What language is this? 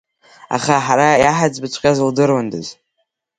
Abkhazian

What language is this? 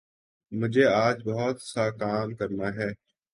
Urdu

